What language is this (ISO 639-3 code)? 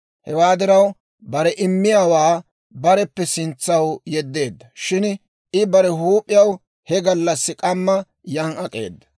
dwr